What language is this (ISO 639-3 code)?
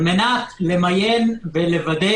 heb